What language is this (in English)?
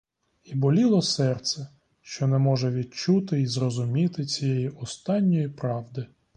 Ukrainian